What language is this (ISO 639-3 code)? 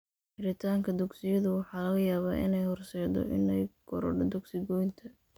som